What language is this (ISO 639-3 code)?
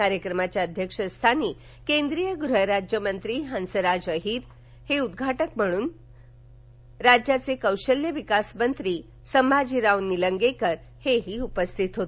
mar